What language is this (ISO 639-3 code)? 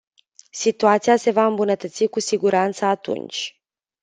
ron